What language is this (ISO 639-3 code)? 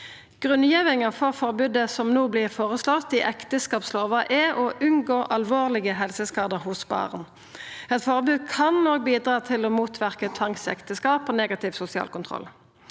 nor